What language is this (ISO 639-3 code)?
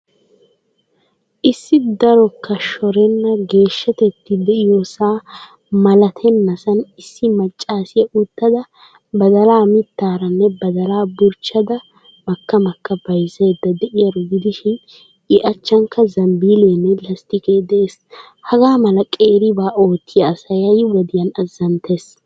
wal